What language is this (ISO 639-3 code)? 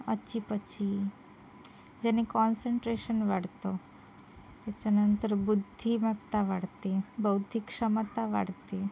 mar